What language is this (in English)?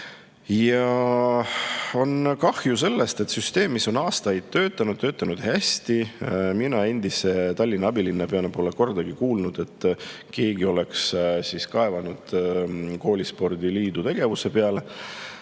Estonian